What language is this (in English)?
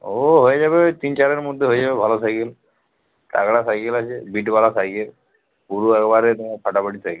Bangla